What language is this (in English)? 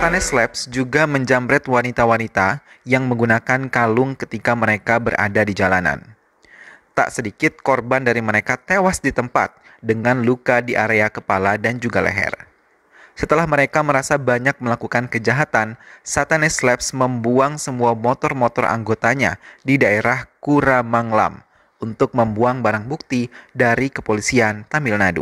Indonesian